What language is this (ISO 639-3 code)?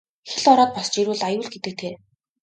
mon